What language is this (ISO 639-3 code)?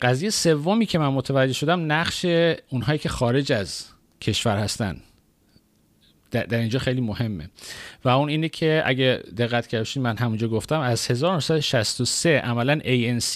fas